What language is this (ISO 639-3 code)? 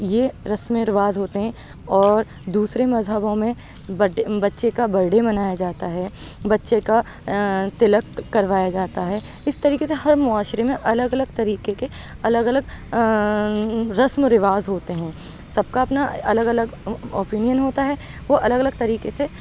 urd